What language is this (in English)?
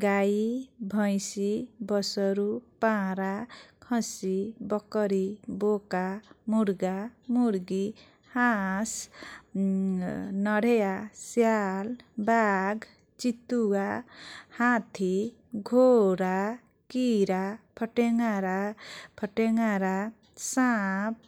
Kochila Tharu